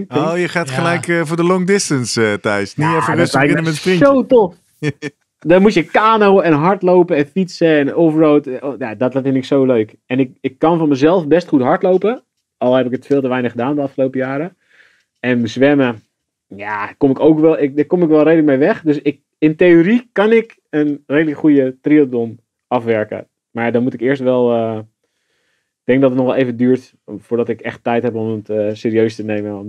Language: Dutch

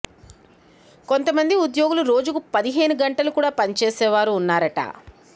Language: Telugu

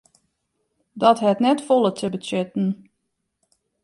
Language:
Western Frisian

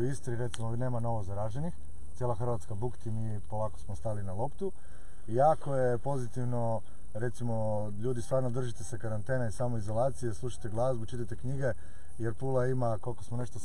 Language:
Croatian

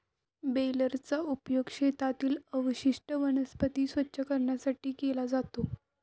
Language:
Marathi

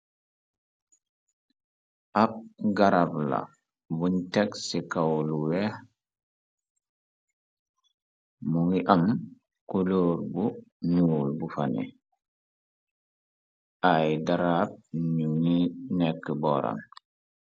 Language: Wolof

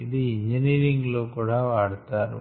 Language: Telugu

